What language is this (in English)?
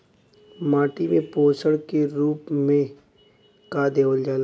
Bhojpuri